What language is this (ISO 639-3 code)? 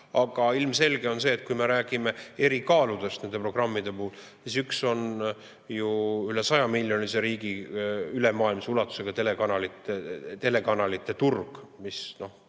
est